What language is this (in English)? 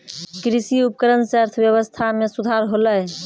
Maithili